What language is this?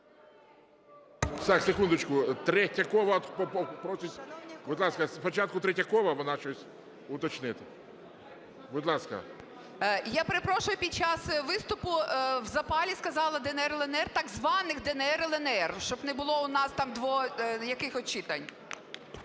Ukrainian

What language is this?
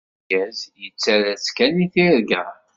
Kabyle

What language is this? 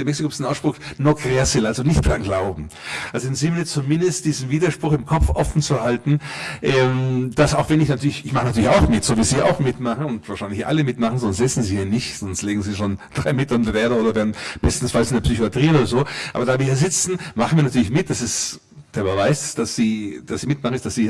German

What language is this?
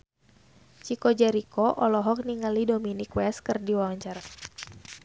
Sundanese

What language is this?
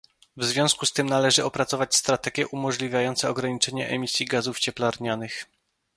Polish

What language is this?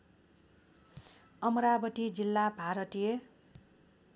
Nepali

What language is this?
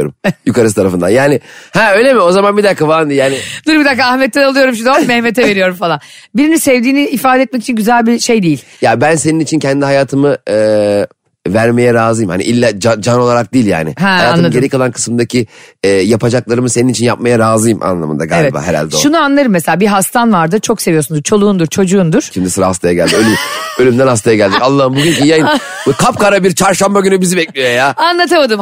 Turkish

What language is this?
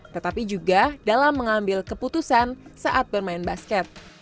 Indonesian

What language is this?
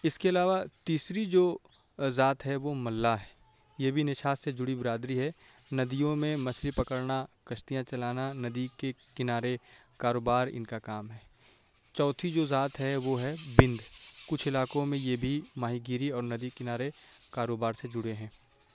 Urdu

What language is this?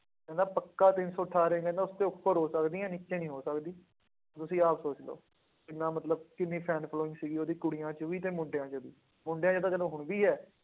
Punjabi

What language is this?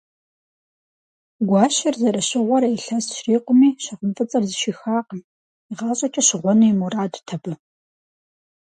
Kabardian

